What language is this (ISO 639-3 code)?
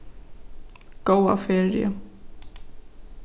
fao